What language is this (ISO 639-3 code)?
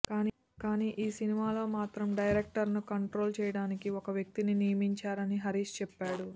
tel